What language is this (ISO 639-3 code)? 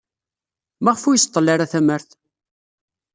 kab